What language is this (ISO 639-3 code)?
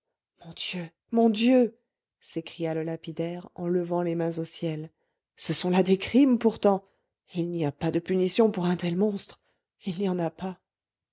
fra